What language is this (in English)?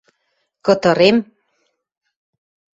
Western Mari